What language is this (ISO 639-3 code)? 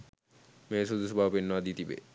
sin